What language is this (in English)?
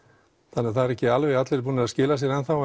Icelandic